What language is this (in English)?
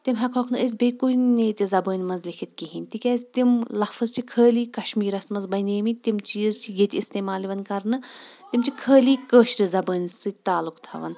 Kashmiri